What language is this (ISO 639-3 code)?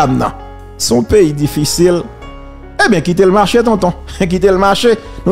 fra